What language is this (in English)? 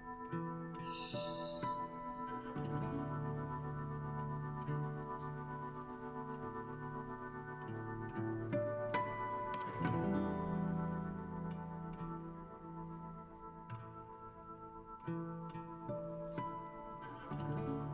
German